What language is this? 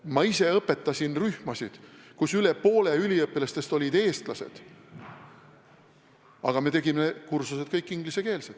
Estonian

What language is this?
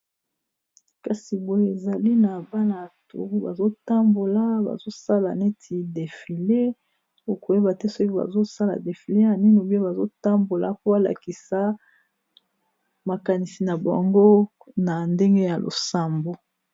Lingala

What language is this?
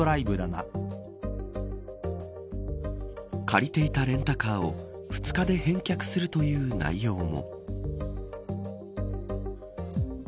Japanese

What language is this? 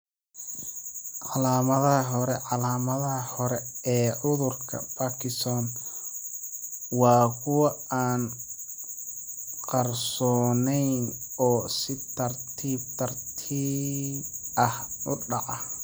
Somali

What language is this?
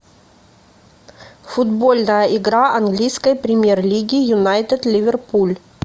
Russian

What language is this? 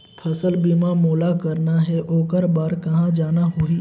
Chhattisgarhi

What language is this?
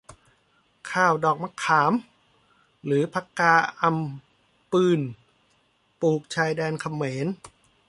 Thai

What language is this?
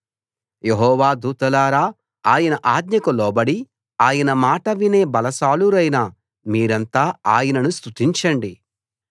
Telugu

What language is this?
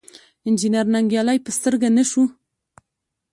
Pashto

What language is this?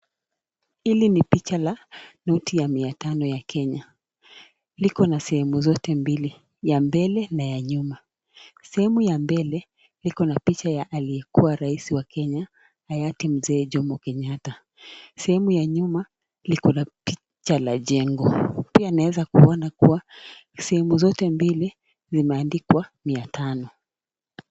Swahili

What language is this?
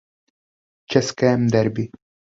Czech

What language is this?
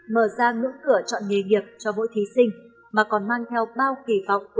Vietnamese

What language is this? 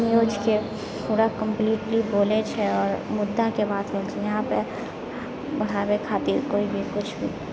Maithili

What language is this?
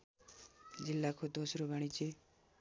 Nepali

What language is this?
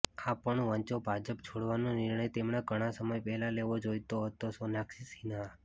Gujarati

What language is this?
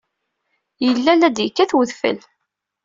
Kabyle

